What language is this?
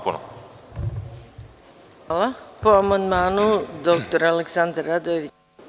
Serbian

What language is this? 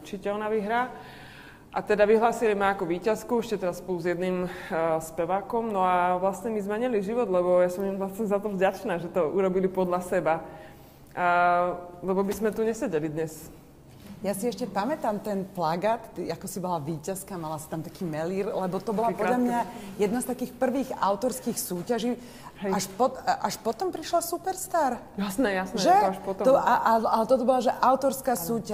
Slovak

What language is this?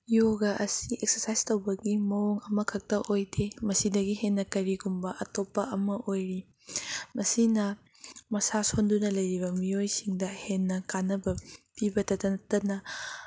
Manipuri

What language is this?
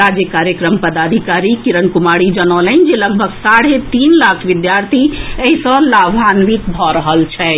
Maithili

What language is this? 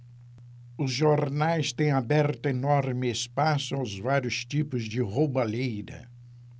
Portuguese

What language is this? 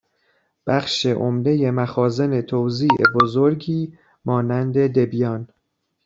Persian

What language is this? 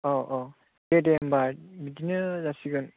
Bodo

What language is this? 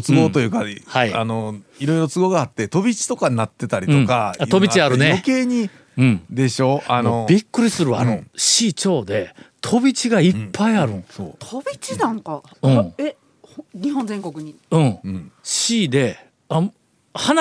Japanese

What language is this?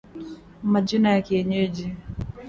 Swahili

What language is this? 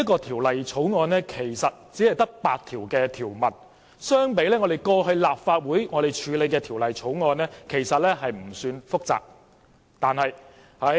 Cantonese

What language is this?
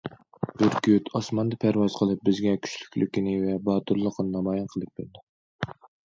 Uyghur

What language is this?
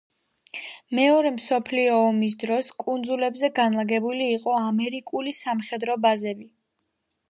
Georgian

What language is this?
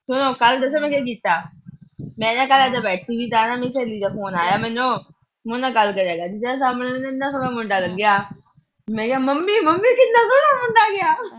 Punjabi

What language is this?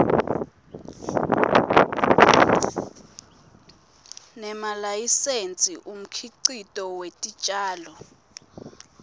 Swati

